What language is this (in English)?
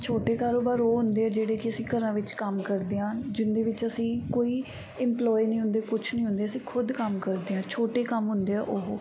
Punjabi